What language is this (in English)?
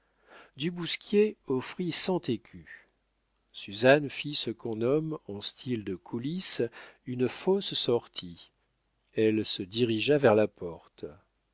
French